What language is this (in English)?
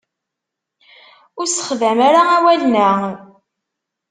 Kabyle